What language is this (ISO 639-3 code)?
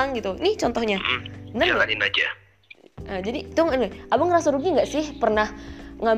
ind